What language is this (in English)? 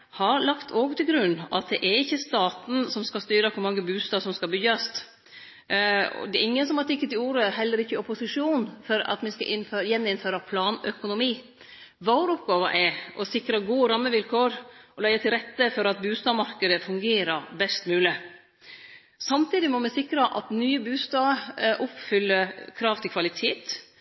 Norwegian Nynorsk